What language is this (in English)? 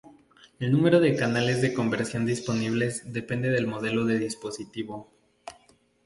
Spanish